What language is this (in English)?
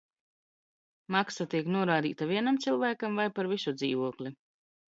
Latvian